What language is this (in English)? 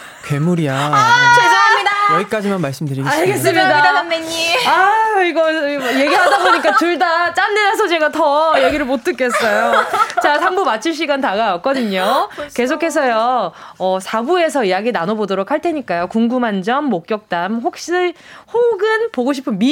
Korean